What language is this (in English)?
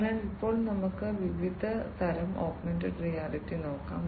Malayalam